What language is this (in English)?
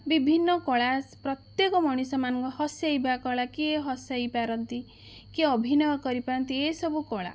Odia